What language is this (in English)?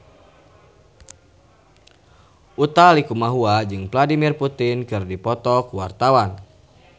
Sundanese